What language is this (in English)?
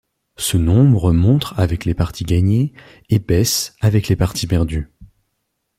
French